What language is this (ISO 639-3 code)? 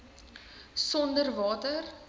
afr